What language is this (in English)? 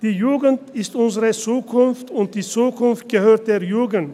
Swiss German